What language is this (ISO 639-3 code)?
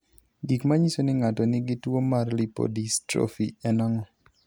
luo